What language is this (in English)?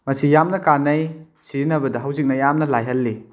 Manipuri